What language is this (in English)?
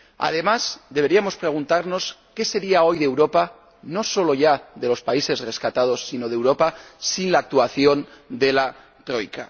Spanish